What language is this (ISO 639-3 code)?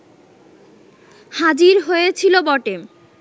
ben